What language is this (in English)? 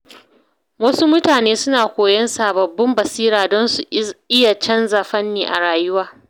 Hausa